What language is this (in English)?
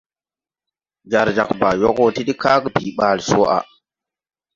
Tupuri